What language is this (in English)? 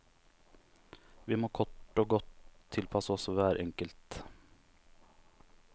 Norwegian